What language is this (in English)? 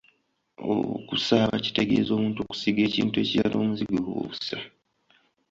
Ganda